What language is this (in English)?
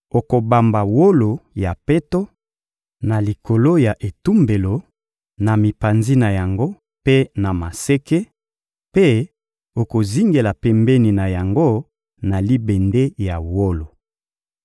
Lingala